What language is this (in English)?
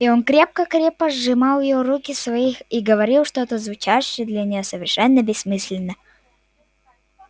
Russian